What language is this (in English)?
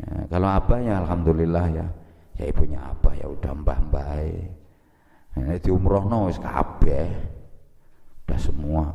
Indonesian